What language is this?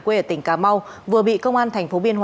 Vietnamese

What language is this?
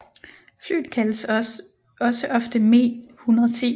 Danish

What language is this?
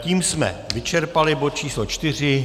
Czech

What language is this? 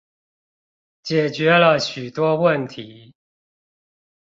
Chinese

